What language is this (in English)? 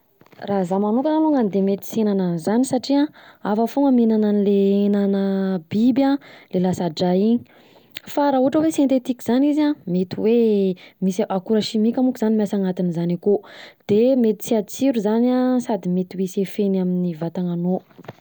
Southern Betsimisaraka Malagasy